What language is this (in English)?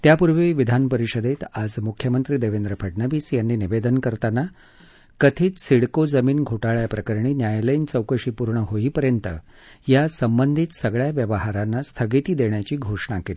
Marathi